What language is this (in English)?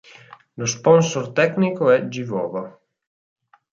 Italian